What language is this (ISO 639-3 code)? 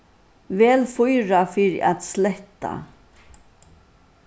fao